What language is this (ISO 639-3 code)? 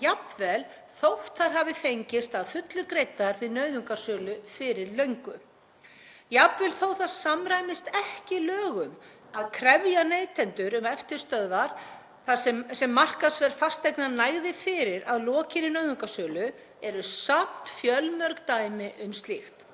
isl